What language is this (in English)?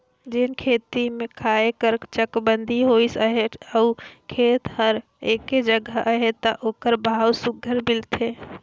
Chhattisgarhi